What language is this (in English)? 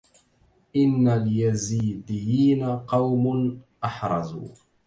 Arabic